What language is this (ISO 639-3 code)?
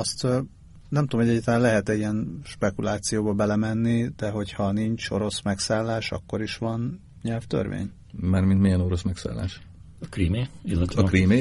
hun